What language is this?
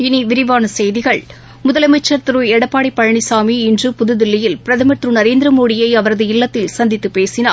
Tamil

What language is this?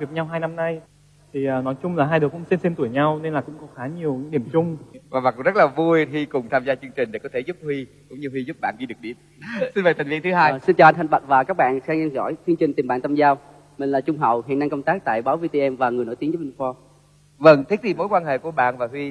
Vietnamese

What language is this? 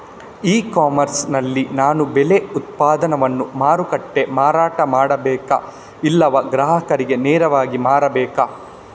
Kannada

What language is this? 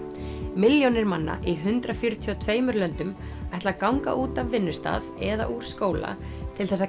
Icelandic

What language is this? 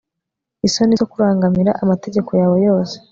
Kinyarwanda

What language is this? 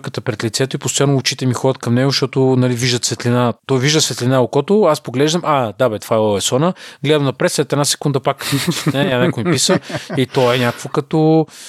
Bulgarian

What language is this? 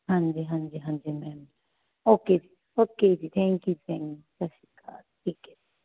Punjabi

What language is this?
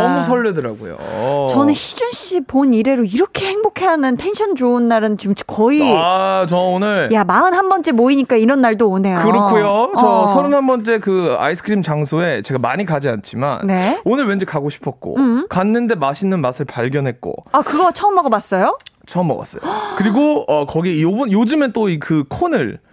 Korean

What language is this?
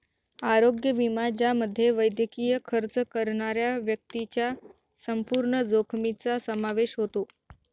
Marathi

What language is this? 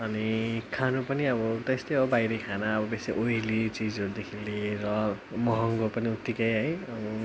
Nepali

